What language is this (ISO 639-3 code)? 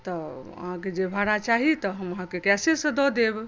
mai